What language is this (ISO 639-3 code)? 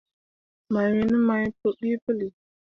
mua